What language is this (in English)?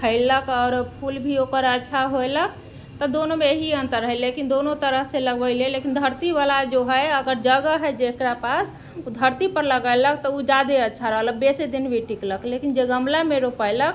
Maithili